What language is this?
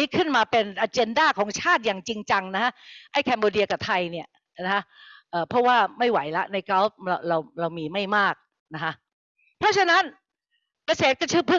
Thai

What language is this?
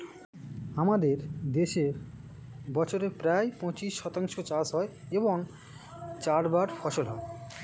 Bangla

